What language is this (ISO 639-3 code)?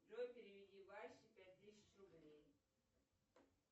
rus